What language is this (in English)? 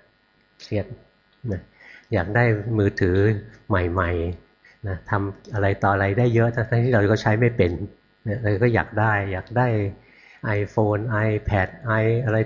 Thai